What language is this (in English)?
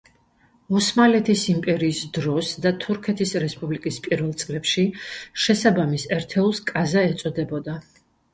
Georgian